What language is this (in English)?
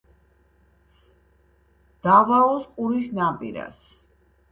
Georgian